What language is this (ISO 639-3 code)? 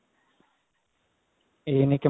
pan